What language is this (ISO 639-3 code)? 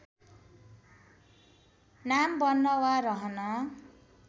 nep